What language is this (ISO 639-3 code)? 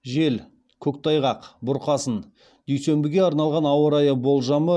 kaz